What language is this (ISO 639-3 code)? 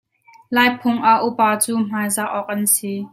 cnh